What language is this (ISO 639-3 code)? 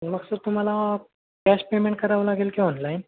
mar